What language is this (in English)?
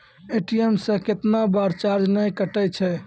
Maithili